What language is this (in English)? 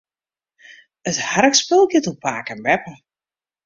Western Frisian